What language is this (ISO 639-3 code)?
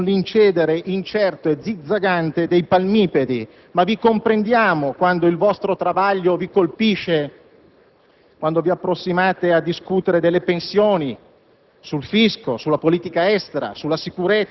ita